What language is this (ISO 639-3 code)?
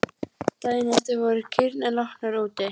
isl